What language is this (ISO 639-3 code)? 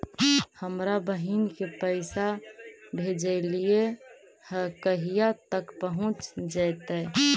mag